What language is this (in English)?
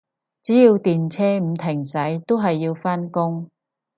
Cantonese